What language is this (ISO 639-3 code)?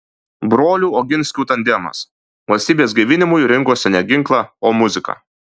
lit